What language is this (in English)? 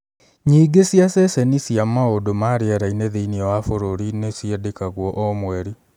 Kikuyu